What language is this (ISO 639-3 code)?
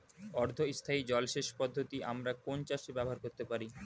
ben